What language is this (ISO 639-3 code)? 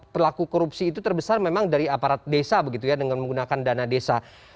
ind